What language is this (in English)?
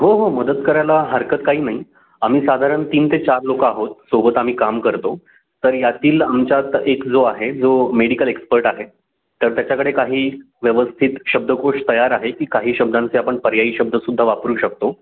Marathi